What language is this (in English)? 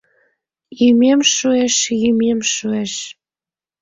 Mari